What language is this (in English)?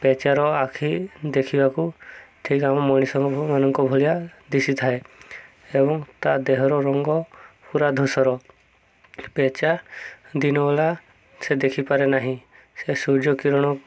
Odia